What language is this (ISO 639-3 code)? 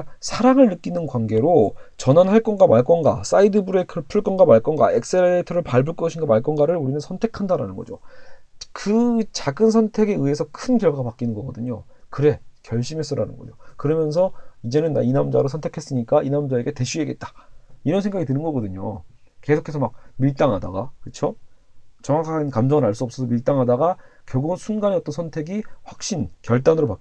kor